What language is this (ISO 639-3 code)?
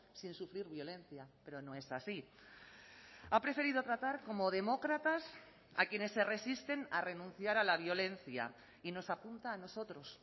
spa